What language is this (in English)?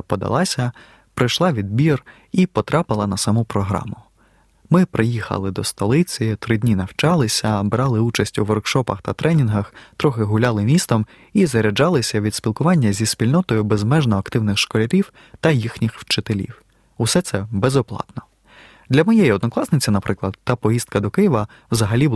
Ukrainian